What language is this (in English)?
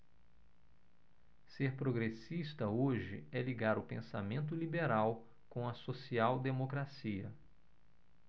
Portuguese